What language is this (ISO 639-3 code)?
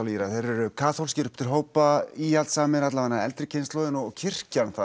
isl